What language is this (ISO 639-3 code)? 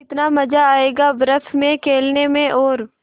hin